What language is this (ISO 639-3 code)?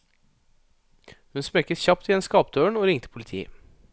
nor